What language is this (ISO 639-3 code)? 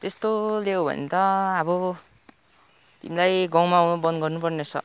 nep